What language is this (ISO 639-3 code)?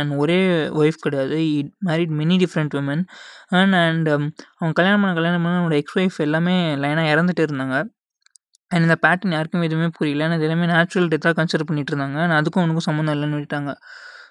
tam